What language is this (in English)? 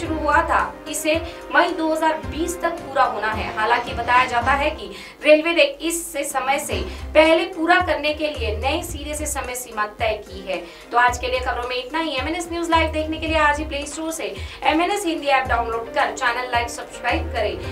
Hindi